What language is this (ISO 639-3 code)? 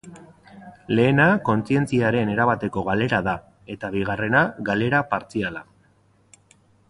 eus